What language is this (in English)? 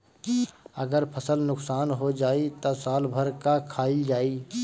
Bhojpuri